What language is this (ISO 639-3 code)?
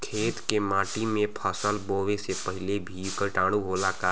bho